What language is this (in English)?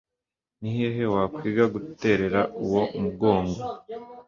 Kinyarwanda